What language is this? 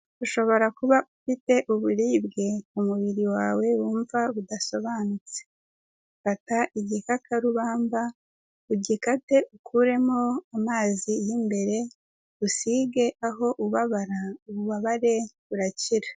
Kinyarwanda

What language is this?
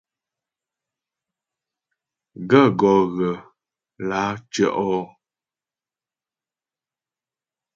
Ghomala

